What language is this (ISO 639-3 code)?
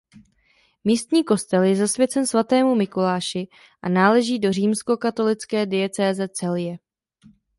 ces